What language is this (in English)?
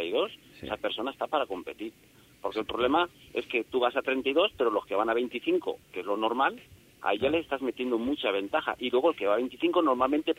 Spanish